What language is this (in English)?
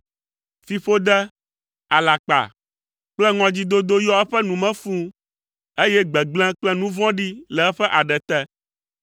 Ewe